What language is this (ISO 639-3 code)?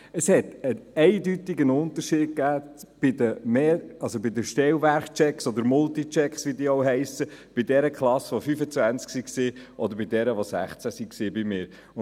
gsw